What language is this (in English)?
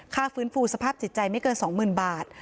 Thai